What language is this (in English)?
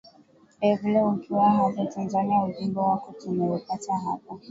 Swahili